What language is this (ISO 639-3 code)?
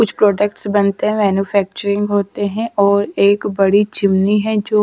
hin